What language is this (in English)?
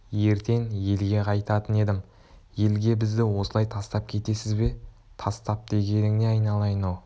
Kazakh